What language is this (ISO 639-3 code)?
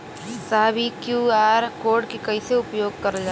bho